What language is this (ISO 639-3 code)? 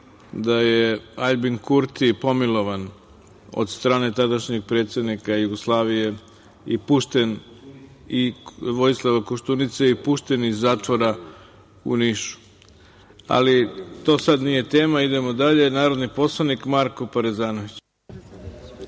srp